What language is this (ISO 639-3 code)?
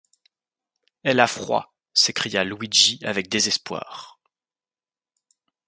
fra